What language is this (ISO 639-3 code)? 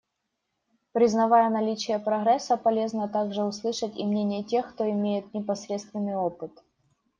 rus